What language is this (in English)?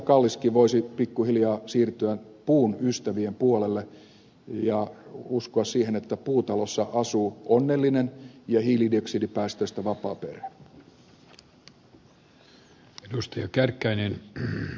Finnish